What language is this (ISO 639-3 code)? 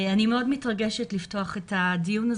heb